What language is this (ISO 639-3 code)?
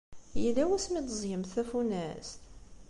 kab